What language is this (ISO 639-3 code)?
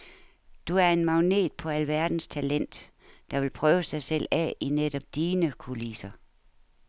dan